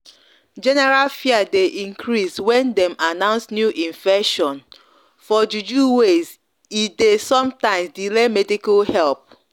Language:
Nigerian Pidgin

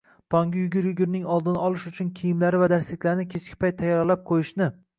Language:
Uzbek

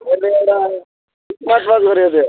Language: Nepali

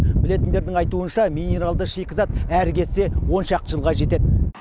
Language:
Kazakh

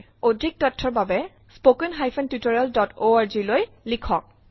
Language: Assamese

